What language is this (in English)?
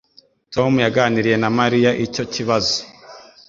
Kinyarwanda